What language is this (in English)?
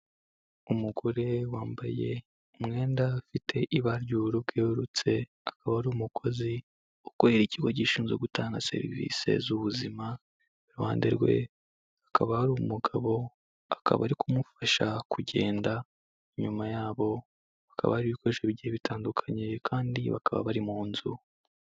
Kinyarwanda